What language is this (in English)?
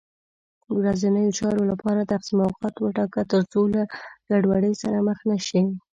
Pashto